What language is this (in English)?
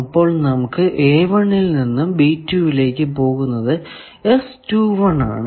Malayalam